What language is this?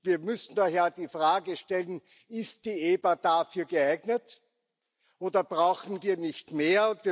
German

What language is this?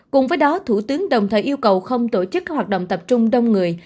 Vietnamese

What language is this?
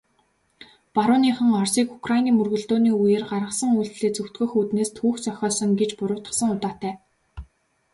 Mongolian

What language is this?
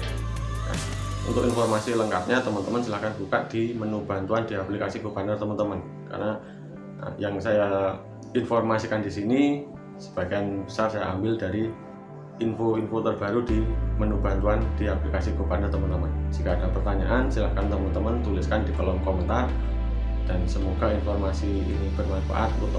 Indonesian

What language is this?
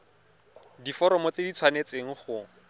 Tswana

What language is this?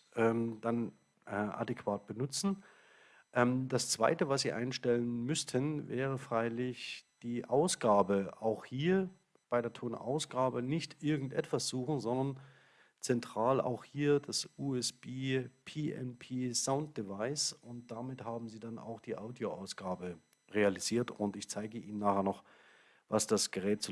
German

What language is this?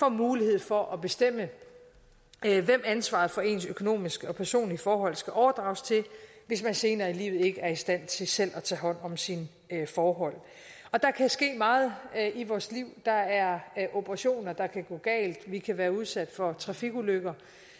Danish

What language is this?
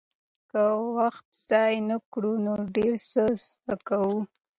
Pashto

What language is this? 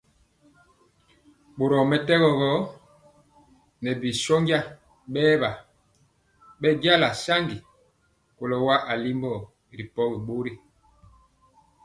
Mpiemo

